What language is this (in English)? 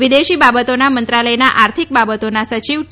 Gujarati